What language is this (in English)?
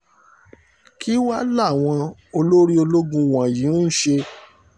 Yoruba